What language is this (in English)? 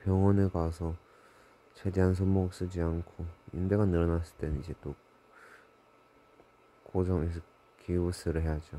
Korean